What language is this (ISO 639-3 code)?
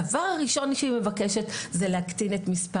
heb